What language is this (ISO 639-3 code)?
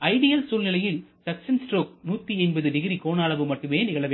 tam